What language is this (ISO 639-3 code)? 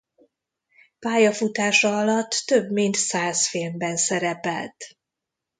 hun